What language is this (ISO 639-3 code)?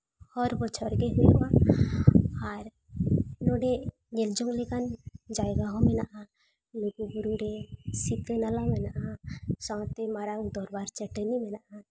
sat